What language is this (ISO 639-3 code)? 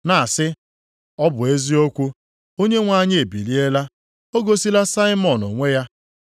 ibo